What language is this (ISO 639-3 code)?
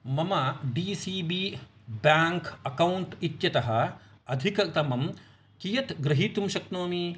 san